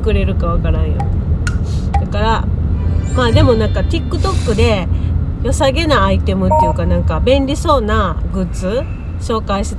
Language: Japanese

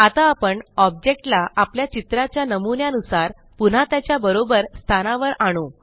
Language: Marathi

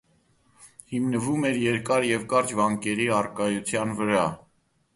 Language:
Armenian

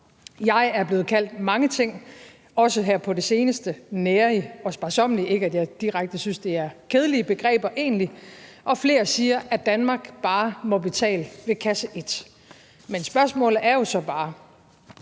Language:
Danish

